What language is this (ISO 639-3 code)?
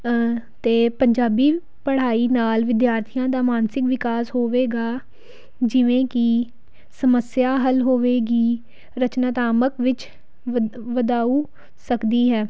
pan